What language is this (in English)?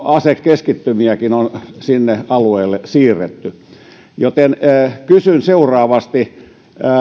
Finnish